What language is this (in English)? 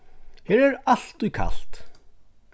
Faroese